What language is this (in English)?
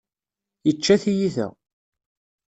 Kabyle